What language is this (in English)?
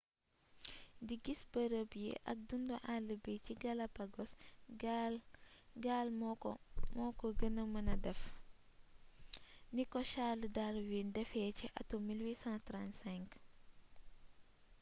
Wolof